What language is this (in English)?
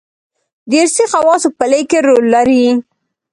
Pashto